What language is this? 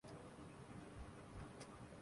Urdu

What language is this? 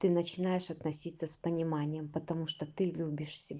Russian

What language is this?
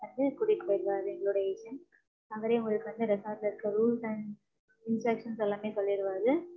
Tamil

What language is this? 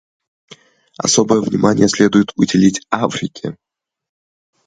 Russian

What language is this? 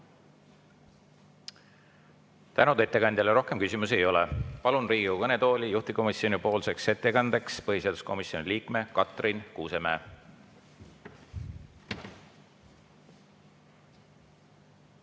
Estonian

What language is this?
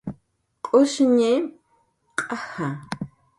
Jaqaru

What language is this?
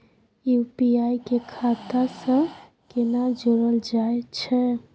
Maithili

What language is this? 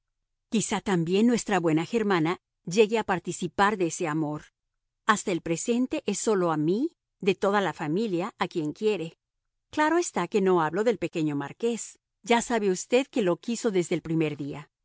Spanish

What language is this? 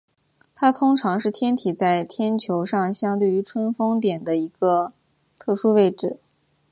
Chinese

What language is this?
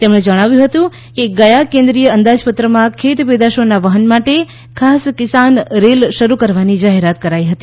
Gujarati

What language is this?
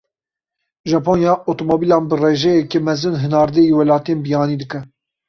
Kurdish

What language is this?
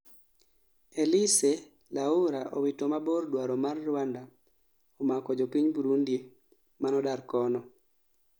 Luo (Kenya and Tanzania)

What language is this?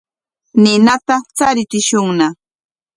Corongo Ancash Quechua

